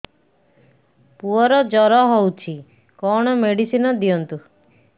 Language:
Odia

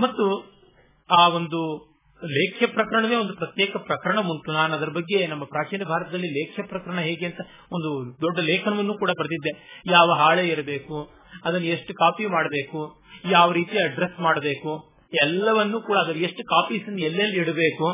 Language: Kannada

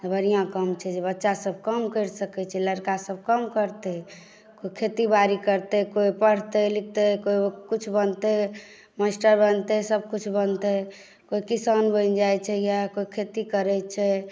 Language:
Maithili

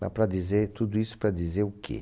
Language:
Portuguese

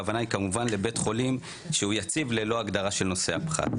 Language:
Hebrew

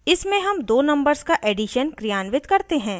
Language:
Hindi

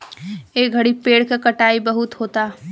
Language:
Bhojpuri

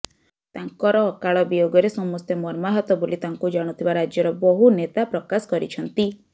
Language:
Odia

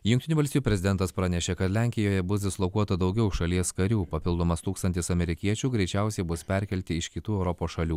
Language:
Lithuanian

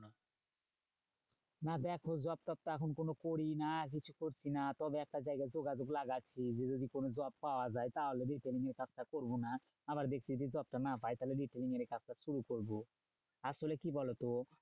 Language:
Bangla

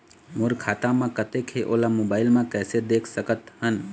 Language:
Chhattisgarhi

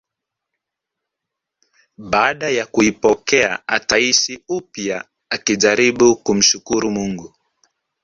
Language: Swahili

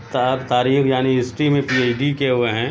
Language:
Urdu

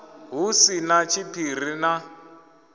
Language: Venda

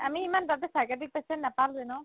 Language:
Assamese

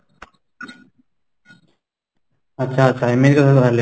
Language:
Odia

